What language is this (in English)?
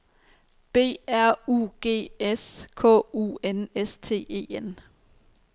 Danish